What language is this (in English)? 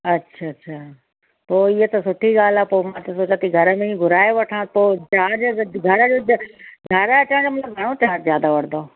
Sindhi